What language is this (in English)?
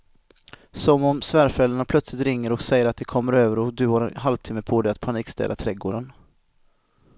Swedish